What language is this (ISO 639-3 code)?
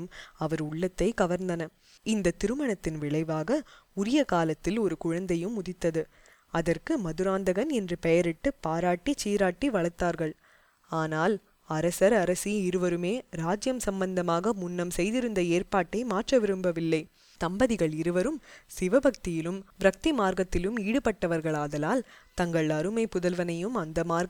tam